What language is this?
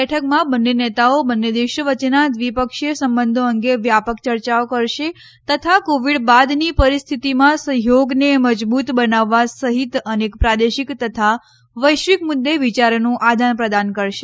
Gujarati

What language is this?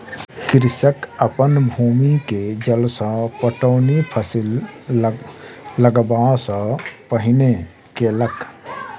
Maithili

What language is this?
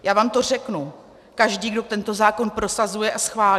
Czech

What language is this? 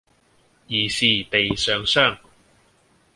Cantonese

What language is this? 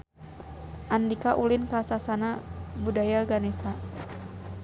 Sundanese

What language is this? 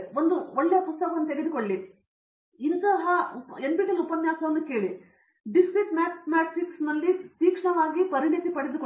Kannada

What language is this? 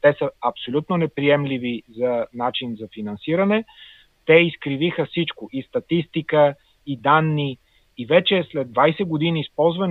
Bulgarian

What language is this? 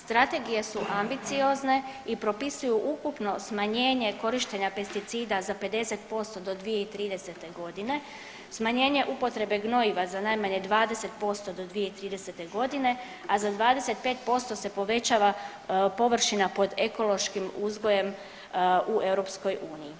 Croatian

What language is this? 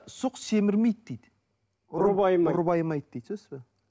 Kazakh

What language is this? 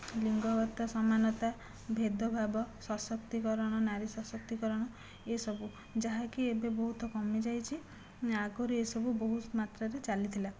Odia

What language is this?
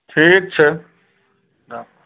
Maithili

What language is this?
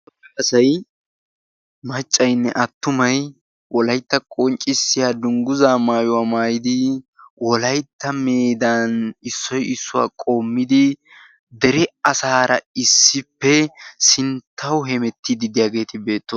Wolaytta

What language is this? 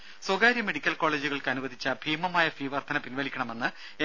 Malayalam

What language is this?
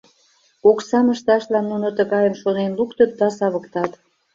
Mari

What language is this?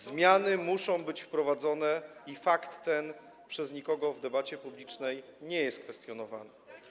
Polish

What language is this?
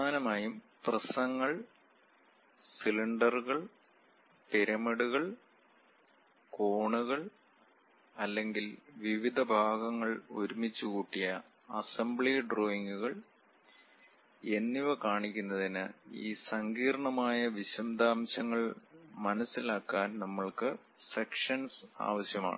Malayalam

